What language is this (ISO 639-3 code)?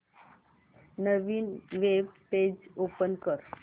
mar